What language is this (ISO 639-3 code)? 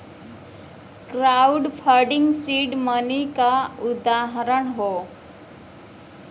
bho